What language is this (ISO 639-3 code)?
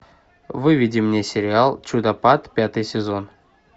rus